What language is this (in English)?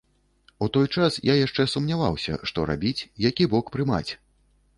Belarusian